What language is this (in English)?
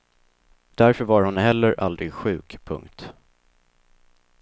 Swedish